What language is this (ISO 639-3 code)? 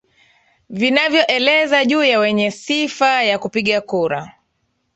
swa